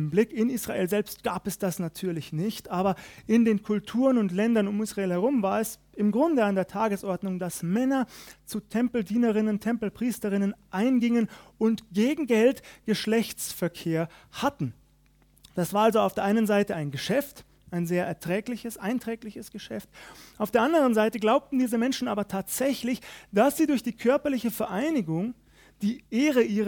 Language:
German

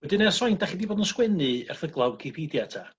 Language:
Welsh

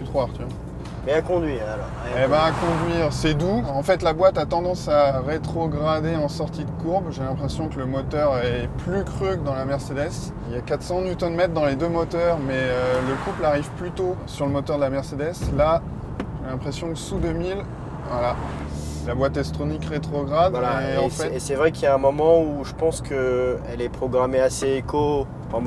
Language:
French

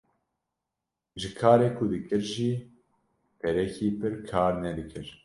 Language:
Kurdish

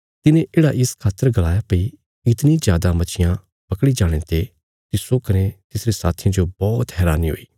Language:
Bilaspuri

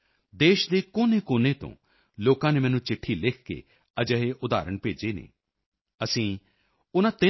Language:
Punjabi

